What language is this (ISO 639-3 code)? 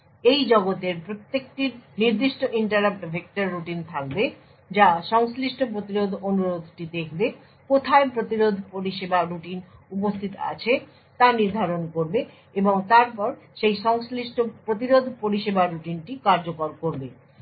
ben